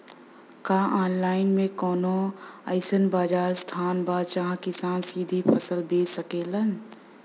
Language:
Bhojpuri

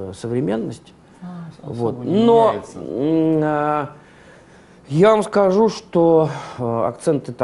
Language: Russian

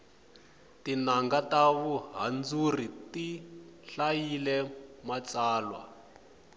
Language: Tsonga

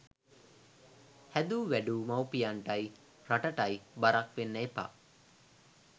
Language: Sinhala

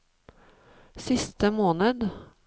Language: Norwegian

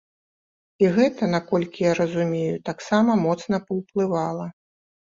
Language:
Belarusian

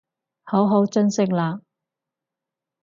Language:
Cantonese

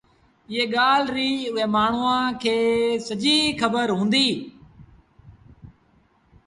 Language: Sindhi Bhil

